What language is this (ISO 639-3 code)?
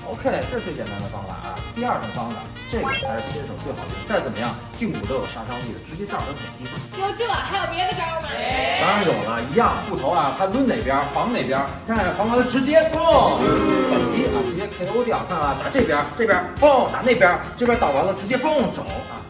zho